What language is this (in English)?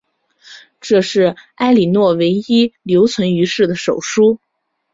Chinese